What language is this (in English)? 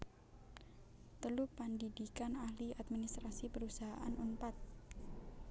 Javanese